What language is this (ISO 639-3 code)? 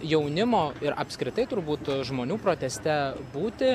lit